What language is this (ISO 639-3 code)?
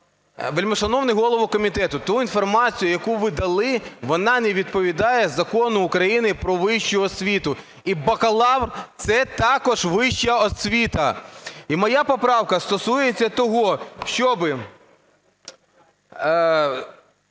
ukr